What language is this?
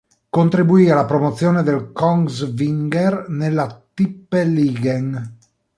Italian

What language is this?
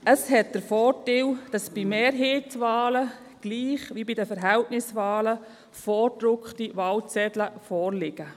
Swiss German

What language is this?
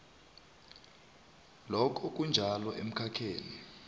South Ndebele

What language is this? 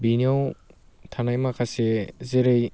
Bodo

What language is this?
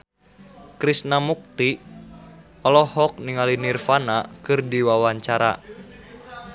Sundanese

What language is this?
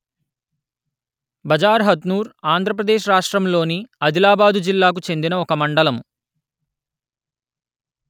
Telugu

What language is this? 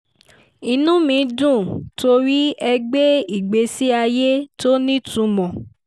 Yoruba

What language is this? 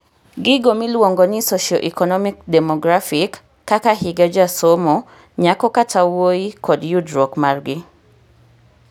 Luo (Kenya and Tanzania)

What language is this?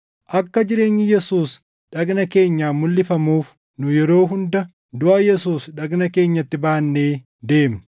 Oromo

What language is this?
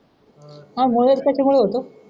Marathi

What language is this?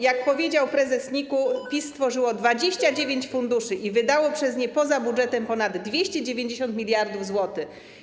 Polish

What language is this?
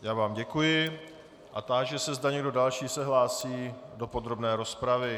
Czech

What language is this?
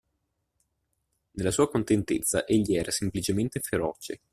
Italian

